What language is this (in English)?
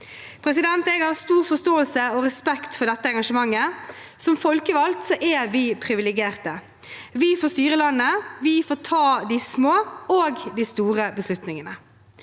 Norwegian